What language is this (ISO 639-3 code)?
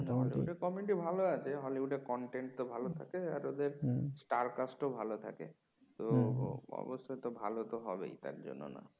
ben